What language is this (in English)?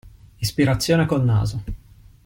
Italian